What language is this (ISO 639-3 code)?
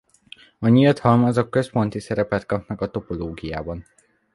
hun